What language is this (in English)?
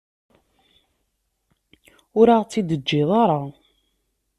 Kabyle